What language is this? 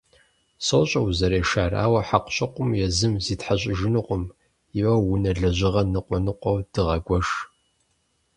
Kabardian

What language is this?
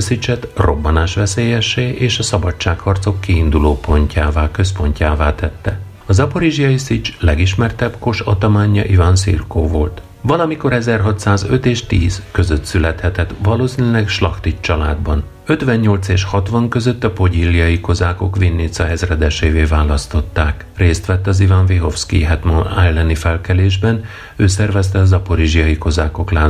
Hungarian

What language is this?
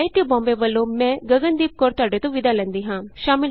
Punjabi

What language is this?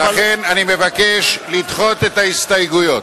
Hebrew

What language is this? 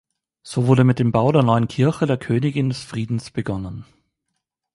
German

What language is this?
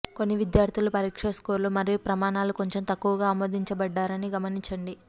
Telugu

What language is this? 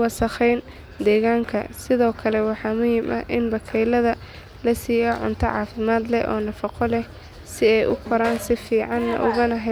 Somali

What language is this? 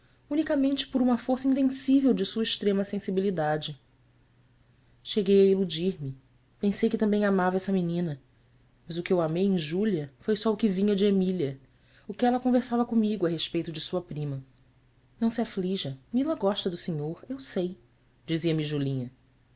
Portuguese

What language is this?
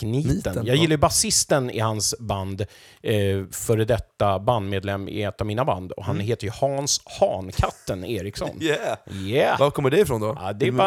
Swedish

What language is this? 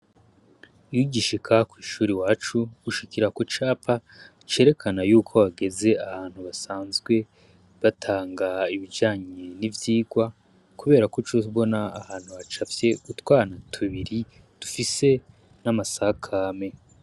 Rundi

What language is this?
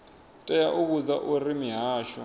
Venda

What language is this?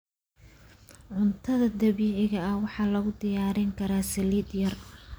Somali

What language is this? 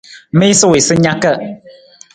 Nawdm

